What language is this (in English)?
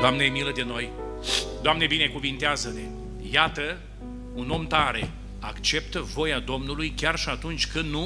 Romanian